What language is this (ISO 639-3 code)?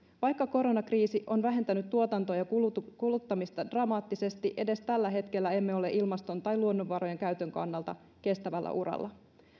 fin